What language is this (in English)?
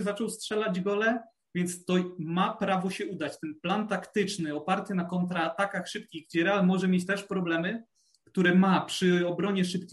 Polish